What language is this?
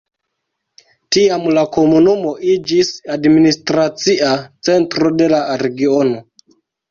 Esperanto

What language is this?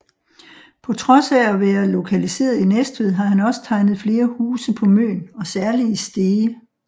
Danish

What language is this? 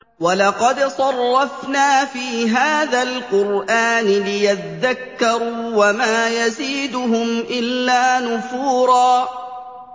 Arabic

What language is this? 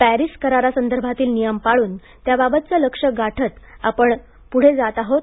Marathi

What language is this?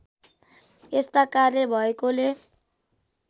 Nepali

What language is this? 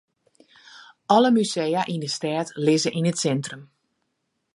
Western Frisian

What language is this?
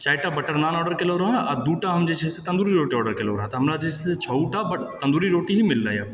Maithili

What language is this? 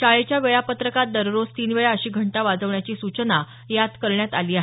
Marathi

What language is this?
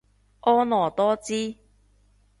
Cantonese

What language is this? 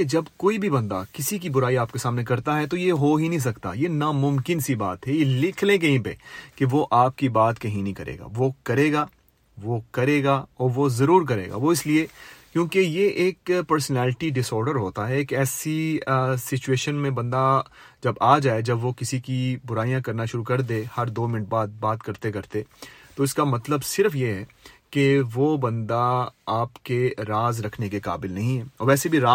Urdu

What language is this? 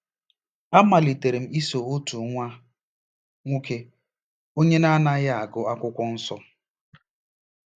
Igbo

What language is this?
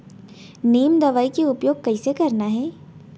Chhattisgarhi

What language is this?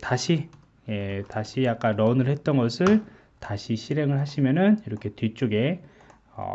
Korean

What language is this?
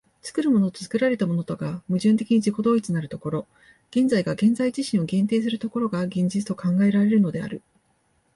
Japanese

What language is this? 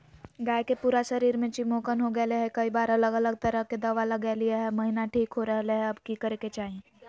Magahi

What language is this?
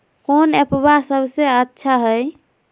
Magahi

